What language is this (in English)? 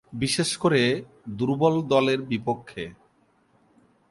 Bangla